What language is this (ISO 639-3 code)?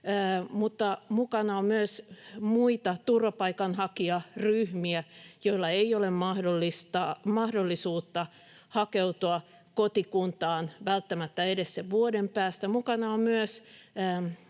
fin